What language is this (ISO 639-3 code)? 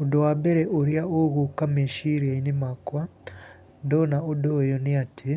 kik